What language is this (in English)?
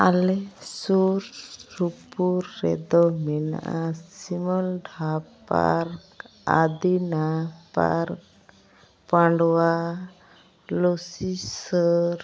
Santali